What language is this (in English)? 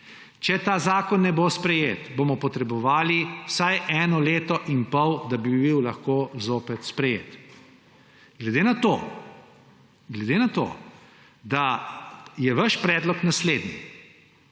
Slovenian